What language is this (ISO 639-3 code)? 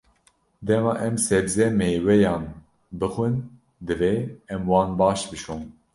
kur